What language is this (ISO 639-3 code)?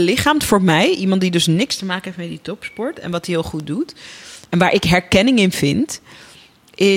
nld